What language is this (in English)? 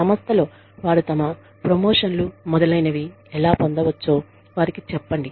Telugu